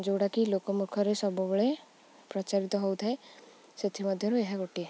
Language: Odia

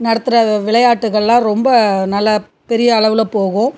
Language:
Tamil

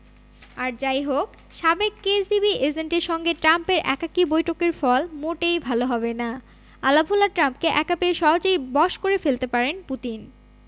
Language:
Bangla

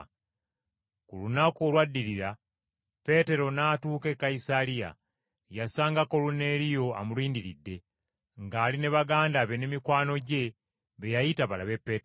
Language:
Ganda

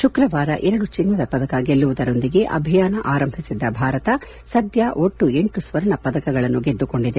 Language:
Kannada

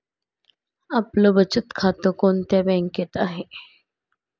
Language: Marathi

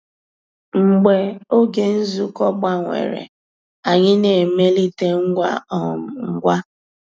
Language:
Igbo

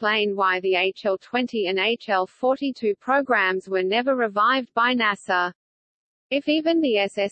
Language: English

